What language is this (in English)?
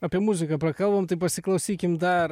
Lithuanian